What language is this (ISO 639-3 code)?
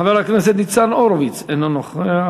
heb